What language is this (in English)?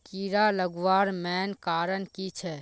Magahi